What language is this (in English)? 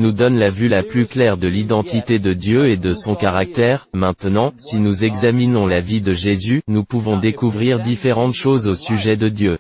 French